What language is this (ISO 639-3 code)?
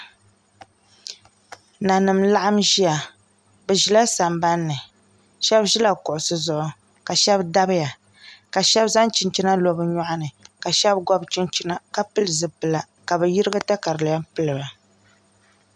dag